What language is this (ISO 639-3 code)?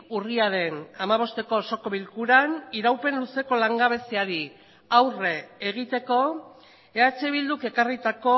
eus